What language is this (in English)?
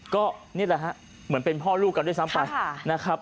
Thai